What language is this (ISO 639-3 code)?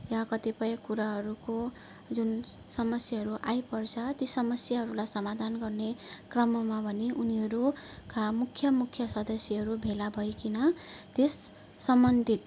nep